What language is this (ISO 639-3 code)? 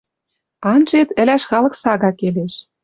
mrj